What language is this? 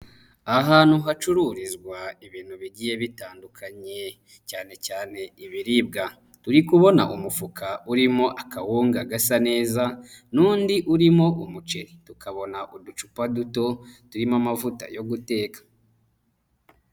Kinyarwanda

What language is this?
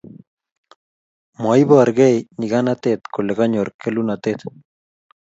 Kalenjin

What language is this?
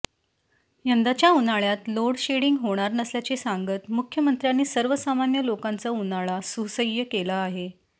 Marathi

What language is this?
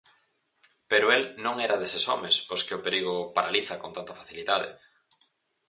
Galician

